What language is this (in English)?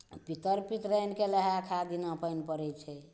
Maithili